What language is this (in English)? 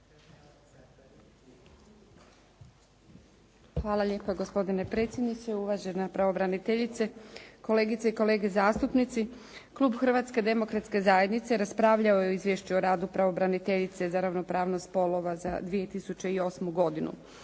Croatian